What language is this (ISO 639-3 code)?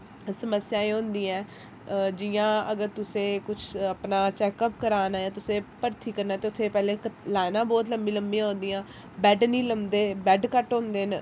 doi